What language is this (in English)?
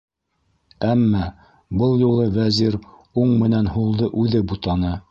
Bashkir